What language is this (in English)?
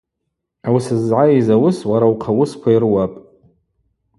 Abaza